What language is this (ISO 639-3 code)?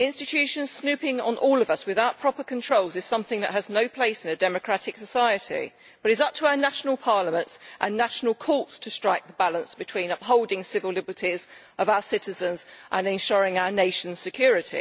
eng